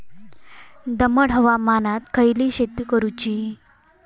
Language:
Marathi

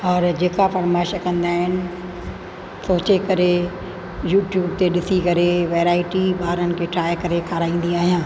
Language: Sindhi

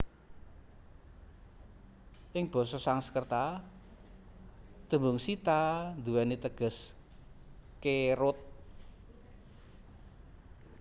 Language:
Javanese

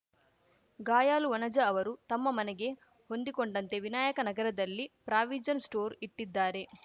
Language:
Kannada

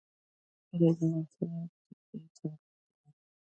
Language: Pashto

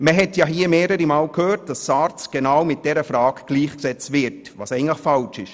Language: Swiss German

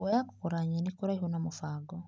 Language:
Kikuyu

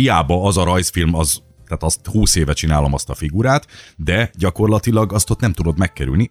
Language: Hungarian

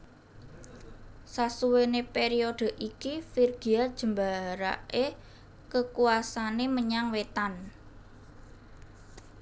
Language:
Javanese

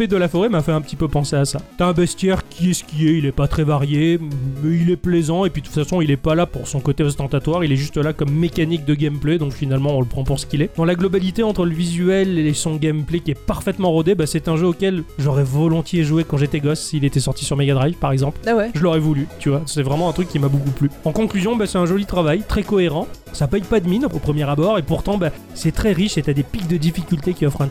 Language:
French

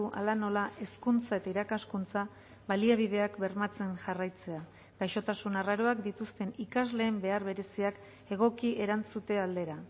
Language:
Basque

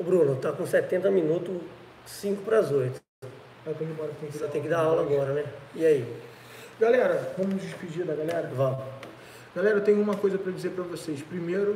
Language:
Portuguese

